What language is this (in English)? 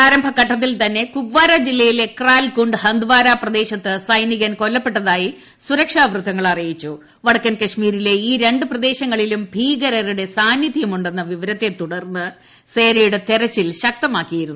Malayalam